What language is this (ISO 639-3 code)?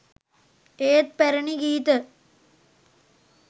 sin